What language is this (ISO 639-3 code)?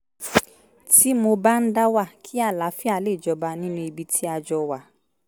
yor